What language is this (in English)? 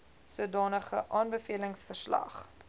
Afrikaans